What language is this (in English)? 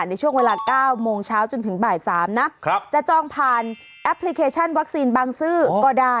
Thai